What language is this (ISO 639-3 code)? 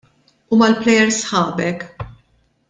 mlt